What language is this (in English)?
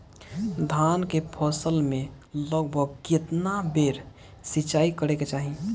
Bhojpuri